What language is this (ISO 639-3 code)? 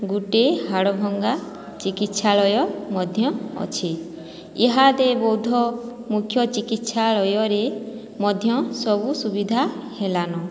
ori